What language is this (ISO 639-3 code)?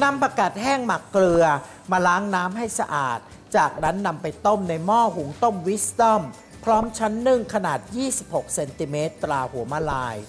tha